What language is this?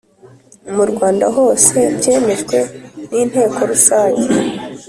Kinyarwanda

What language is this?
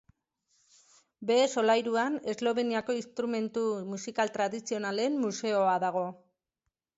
Basque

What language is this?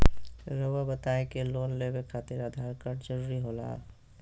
Magahi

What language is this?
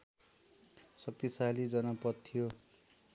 Nepali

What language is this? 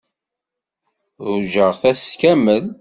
Kabyle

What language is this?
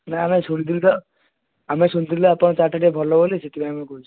Odia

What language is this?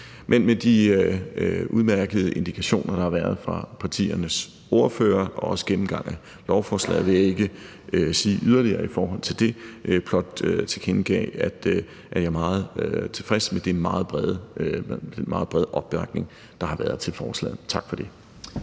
Danish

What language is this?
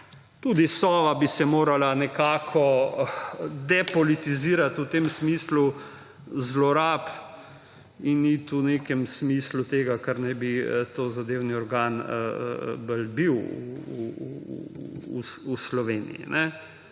Slovenian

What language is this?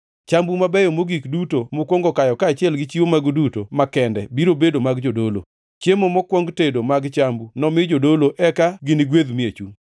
Luo (Kenya and Tanzania)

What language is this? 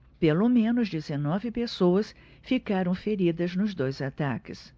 Portuguese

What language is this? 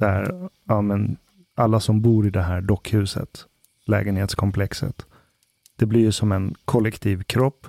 Swedish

